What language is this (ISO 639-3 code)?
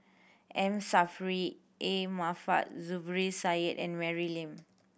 eng